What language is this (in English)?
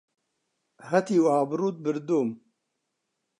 Central Kurdish